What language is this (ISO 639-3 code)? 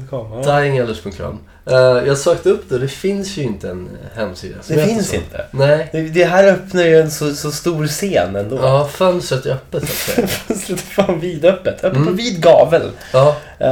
swe